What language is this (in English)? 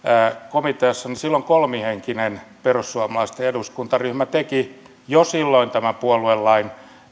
Finnish